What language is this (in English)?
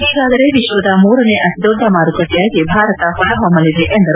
Kannada